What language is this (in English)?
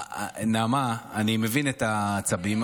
Hebrew